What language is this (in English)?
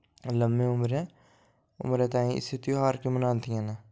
Dogri